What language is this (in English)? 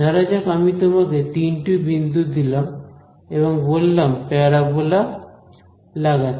Bangla